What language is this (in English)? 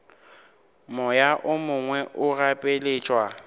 Northern Sotho